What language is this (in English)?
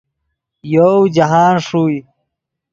Yidgha